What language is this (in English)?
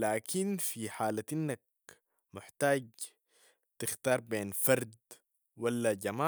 Sudanese Arabic